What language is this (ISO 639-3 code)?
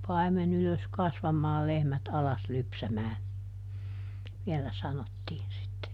fin